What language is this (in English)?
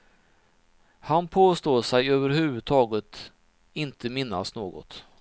Swedish